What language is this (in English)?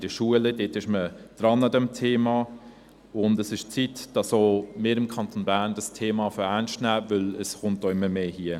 Swiss German